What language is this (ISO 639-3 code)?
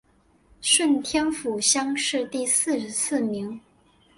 zho